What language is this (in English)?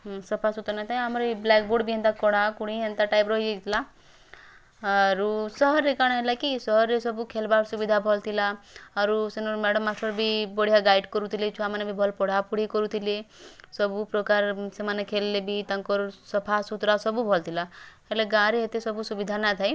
Odia